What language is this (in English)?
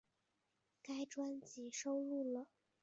Chinese